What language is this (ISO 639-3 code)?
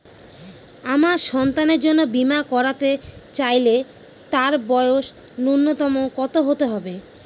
ben